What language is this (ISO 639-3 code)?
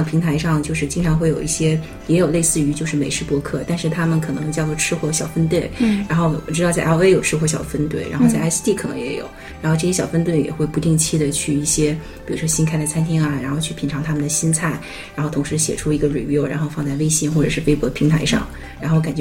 zho